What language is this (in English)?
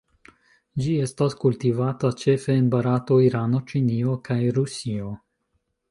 Esperanto